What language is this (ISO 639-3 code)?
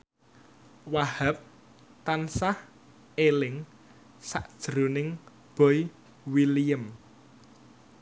jav